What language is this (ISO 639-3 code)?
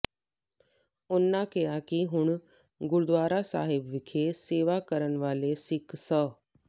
pan